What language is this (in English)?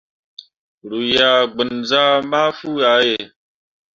Mundang